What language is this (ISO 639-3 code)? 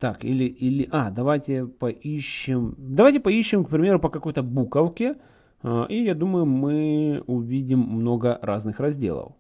rus